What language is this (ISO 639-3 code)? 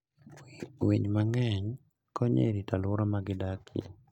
luo